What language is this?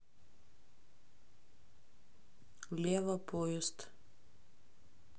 Russian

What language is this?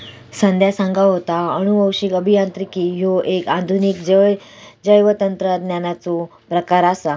Marathi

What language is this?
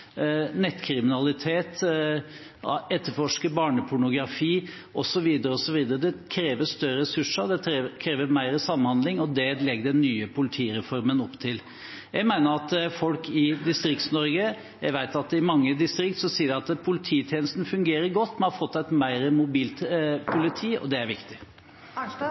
Norwegian Bokmål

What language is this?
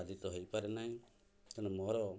Odia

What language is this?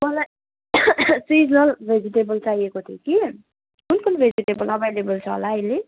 Nepali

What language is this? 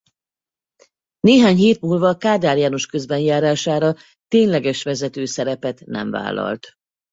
Hungarian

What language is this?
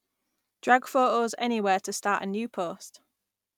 English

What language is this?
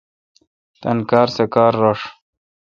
Kalkoti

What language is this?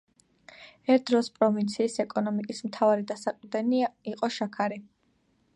Georgian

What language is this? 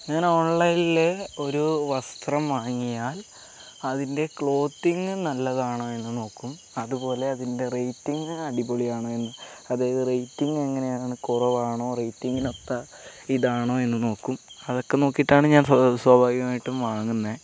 Malayalam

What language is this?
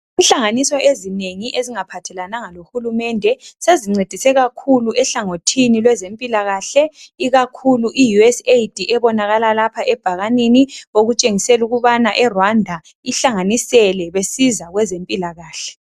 North Ndebele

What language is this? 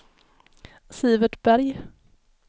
Swedish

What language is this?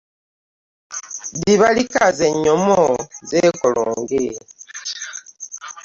Ganda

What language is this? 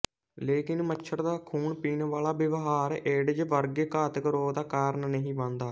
Punjabi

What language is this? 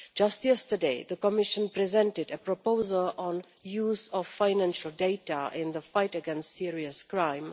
English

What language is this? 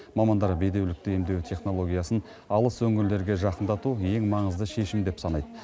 Kazakh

